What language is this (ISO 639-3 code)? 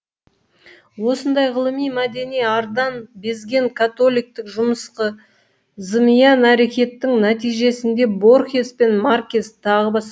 kaz